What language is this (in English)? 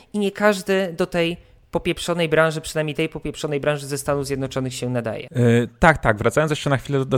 Polish